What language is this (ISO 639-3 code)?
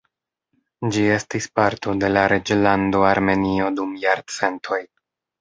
epo